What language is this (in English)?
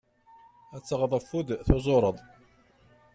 Kabyle